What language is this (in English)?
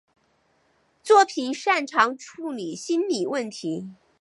Chinese